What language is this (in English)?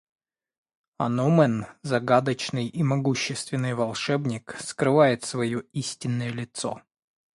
Russian